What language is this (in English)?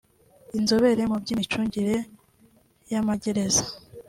Kinyarwanda